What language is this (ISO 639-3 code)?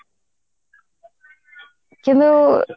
ori